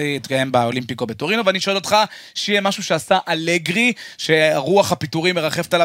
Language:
Hebrew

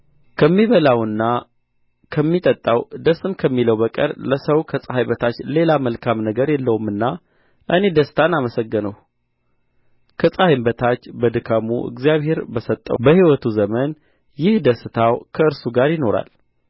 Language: Amharic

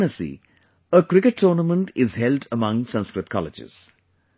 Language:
English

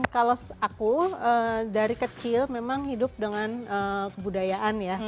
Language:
Indonesian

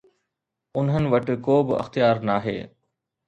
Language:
Sindhi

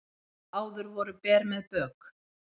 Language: Icelandic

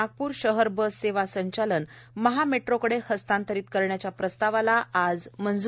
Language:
Marathi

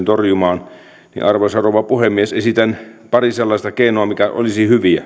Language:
Finnish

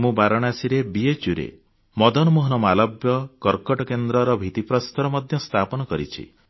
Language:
Odia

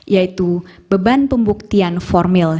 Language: Indonesian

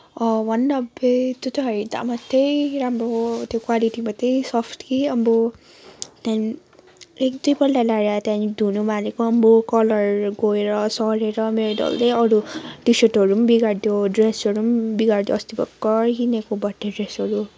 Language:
Nepali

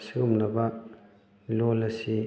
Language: Manipuri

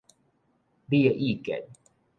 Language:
Min Nan Chinese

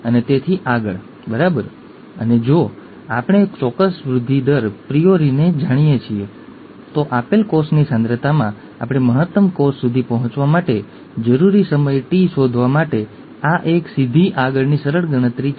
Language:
Gujarati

